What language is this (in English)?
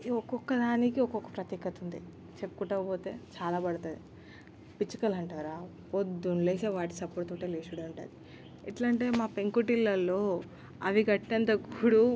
Telugu